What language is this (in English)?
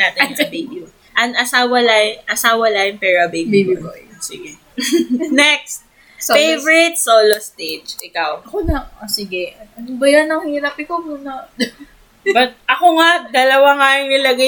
Filipino